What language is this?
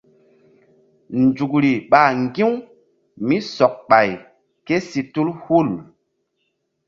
Mbum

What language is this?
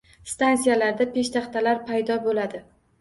Uzbek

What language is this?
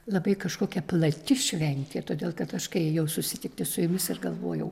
Lithuanian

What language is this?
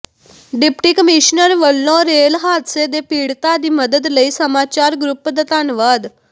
Punjabi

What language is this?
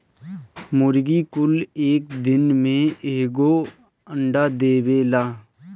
Bhojpuri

